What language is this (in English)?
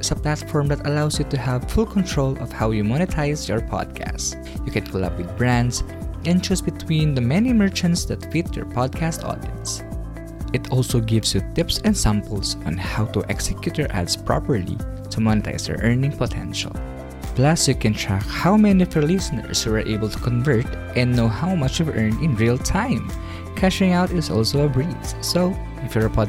Filipino